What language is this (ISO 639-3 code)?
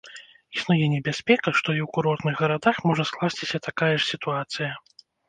bel